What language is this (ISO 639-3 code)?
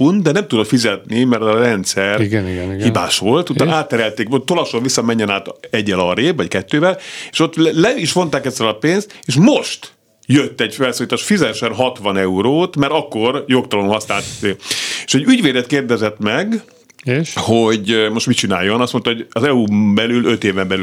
hun